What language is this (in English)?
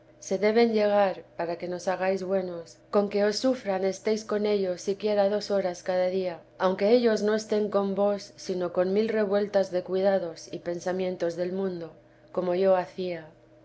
Spanish